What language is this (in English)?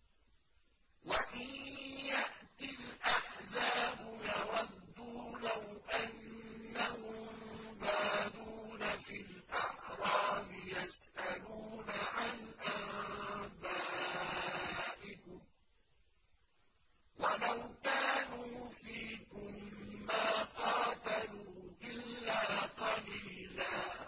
Arabic